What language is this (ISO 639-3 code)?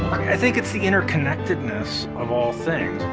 eng